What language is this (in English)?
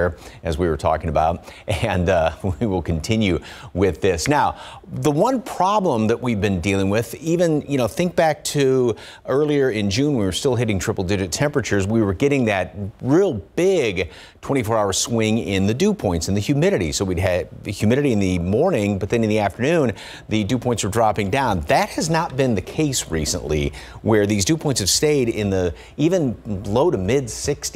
English